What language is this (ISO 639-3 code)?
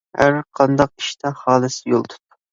uig